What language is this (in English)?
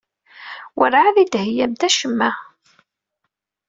Kabyle